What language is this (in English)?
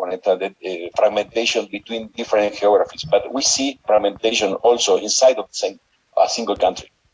English